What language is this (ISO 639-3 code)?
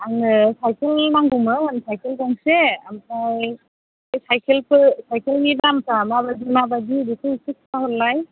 brx